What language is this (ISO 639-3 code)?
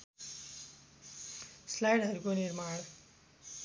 nep